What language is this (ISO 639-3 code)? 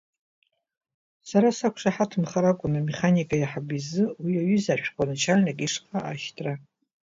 abk